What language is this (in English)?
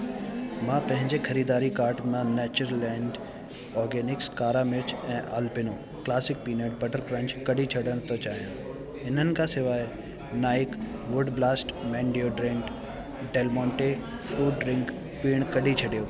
Sindhi